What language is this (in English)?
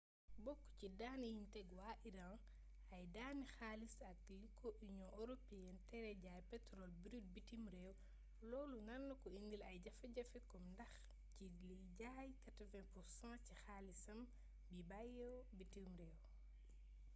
Wolof